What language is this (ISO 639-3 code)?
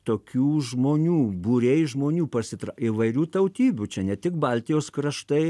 lit